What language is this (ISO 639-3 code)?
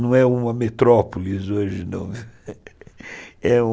por